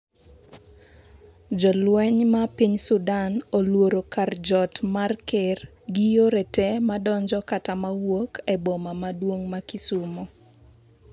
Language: Luo (Kenya and Tanzania)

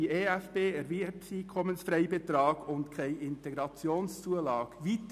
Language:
Swiss German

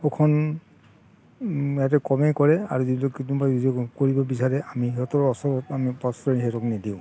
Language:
Assamese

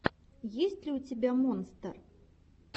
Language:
Russian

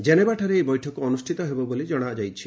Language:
Odia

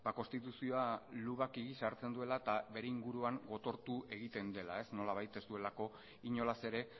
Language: Basque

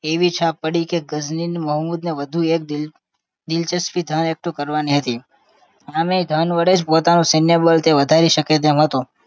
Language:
Gujarati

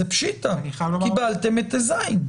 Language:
Hebrew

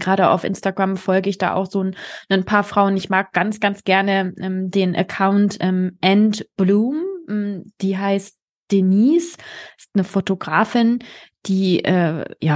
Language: German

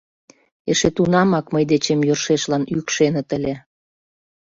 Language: Mari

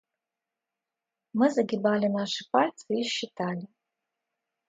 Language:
Russian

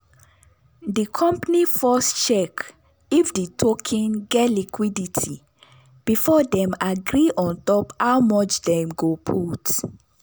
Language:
Nigerian Pidgin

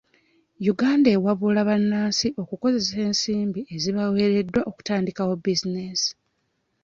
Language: Ganda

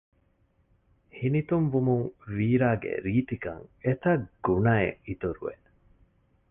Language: Divehi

